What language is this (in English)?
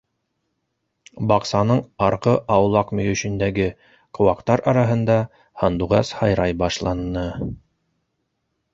Bashkir